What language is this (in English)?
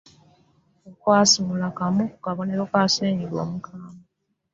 Ganda